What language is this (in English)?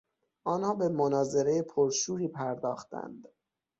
Persian